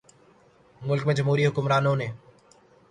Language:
Urdu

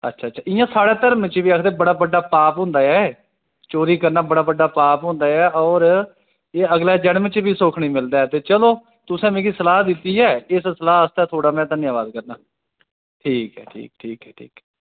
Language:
Dogri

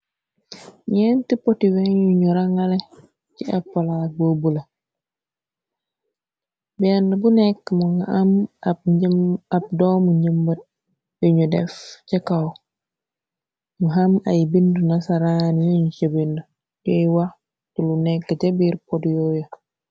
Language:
Wolof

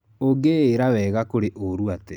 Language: Kikuyu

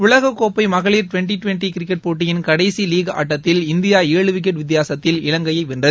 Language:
Tamil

